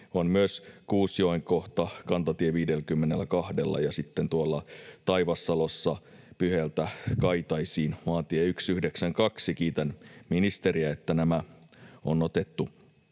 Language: Finnish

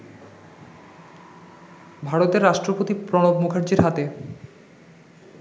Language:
Bangla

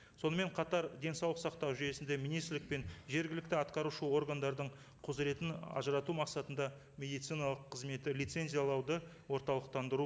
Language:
Kazakh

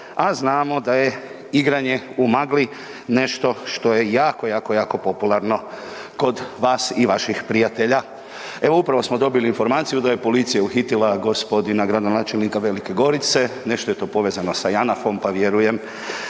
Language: Croatian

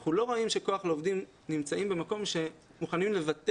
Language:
Hebrew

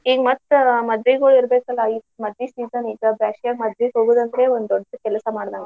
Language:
Kannada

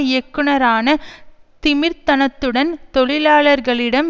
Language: Tamil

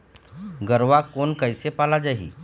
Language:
Chhattisgarhi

